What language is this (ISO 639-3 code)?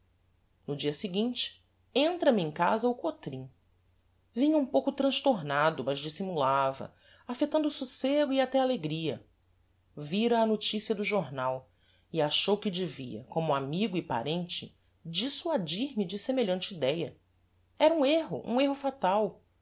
por